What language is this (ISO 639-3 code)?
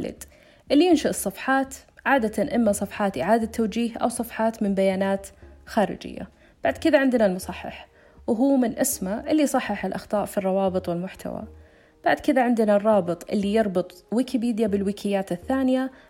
ara